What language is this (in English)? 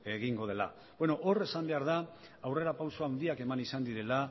Basque